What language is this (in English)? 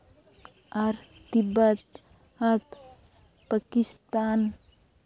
Santali